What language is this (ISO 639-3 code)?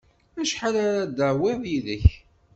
kab